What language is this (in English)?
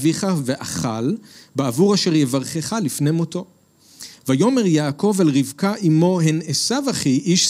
Hebrew